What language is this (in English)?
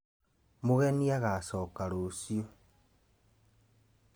Kikuyu